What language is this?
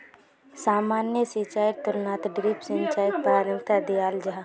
Magahi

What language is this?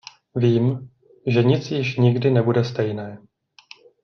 Czech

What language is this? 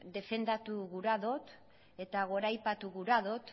Basque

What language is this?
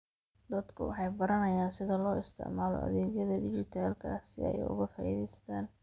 Somali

